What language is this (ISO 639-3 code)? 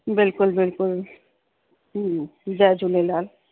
snd